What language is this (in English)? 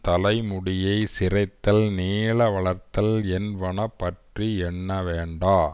Tamil